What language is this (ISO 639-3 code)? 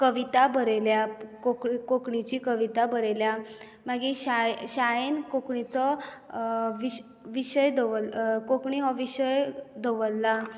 kok